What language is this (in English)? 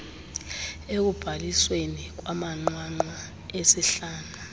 Xhosa